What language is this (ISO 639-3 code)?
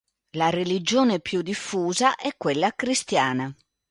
ita